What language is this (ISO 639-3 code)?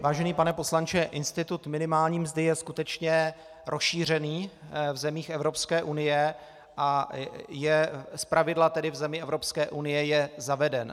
ces